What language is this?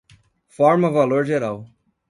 Portuguese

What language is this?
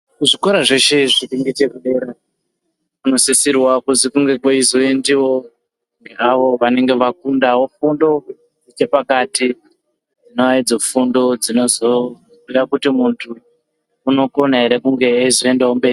Ndau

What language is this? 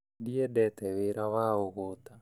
Kikuyu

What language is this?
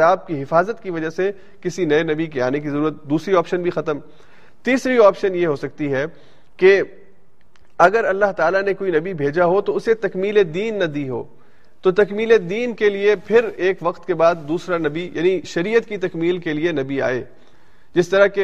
Urdu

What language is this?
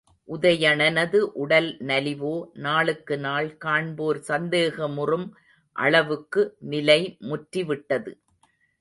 Tamil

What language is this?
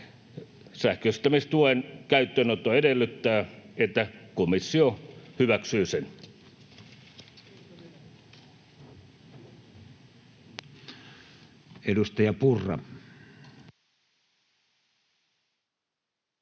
Finnish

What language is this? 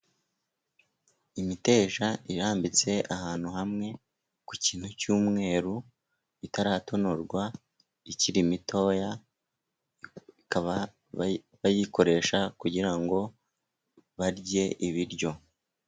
Kinyarwanda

